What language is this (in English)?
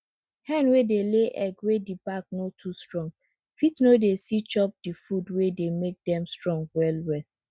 Nigerian Pidgin